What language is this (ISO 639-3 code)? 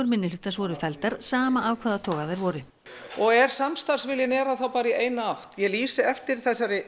isl